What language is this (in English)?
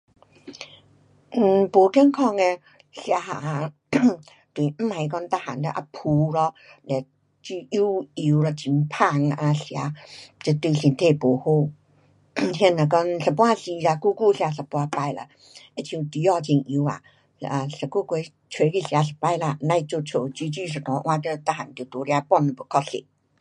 Pu-Xian Chinese